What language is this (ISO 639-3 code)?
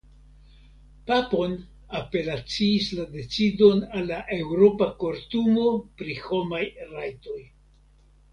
epo